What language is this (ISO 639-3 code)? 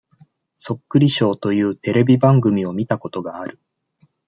jpn